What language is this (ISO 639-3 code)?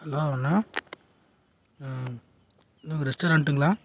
tam